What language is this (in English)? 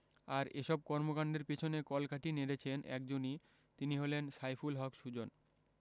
Bangla